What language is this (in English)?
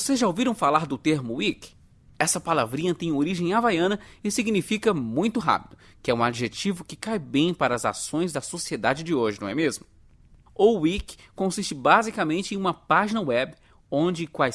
Portuguese